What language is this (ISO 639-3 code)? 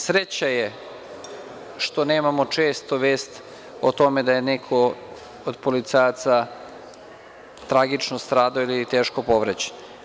srp